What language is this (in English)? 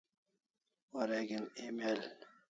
Kalasha